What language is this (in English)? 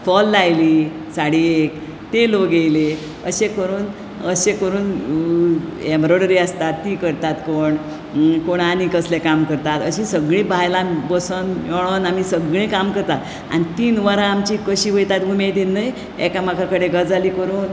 Konkani